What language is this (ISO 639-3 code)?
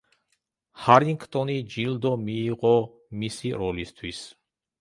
kat